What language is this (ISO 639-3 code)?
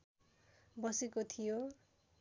nep